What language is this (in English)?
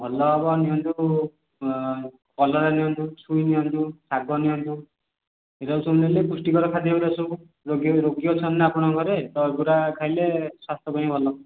Odia